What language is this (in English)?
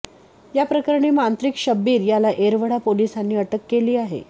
Marathi